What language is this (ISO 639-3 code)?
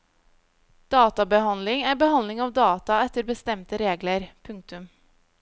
nor